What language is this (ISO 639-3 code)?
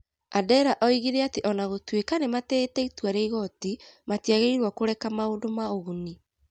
kik